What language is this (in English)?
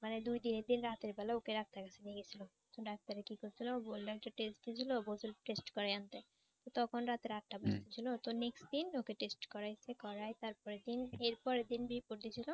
Bangla